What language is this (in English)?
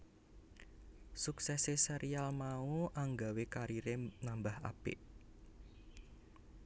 Javanese